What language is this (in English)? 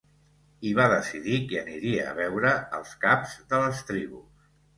Catalan